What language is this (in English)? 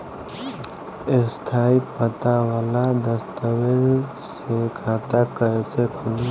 Bhojpuri